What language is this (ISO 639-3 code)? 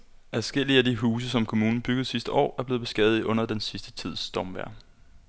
dan